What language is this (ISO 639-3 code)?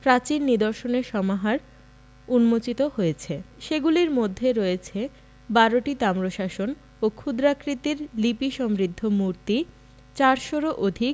ben